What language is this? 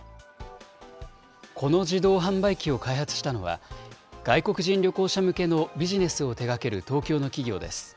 Japanese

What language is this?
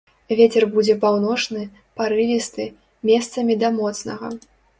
Belarusian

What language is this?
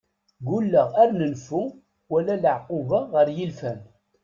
Kabyle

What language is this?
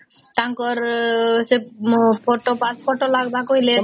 Odia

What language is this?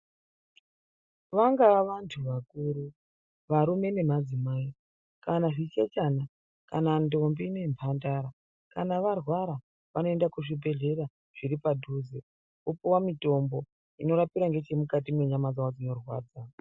Ndau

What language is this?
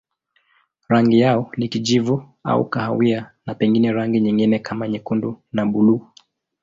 Swahili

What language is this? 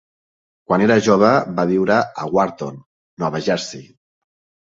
Catalan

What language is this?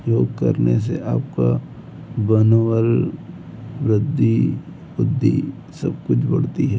Hindi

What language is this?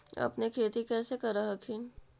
Magahi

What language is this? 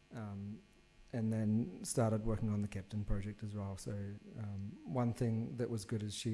English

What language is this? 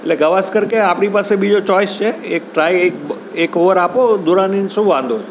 Gujarati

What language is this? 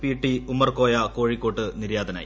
Malayalam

